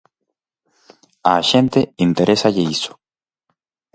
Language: Galician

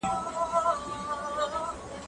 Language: Pashto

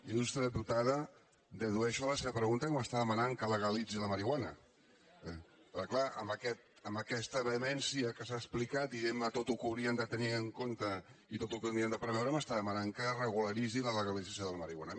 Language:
Catalan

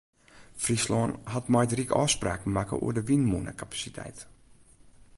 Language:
Western Frisian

